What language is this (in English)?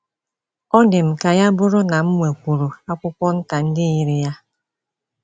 Igbo